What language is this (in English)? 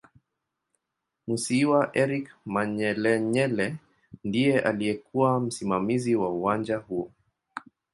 Swahili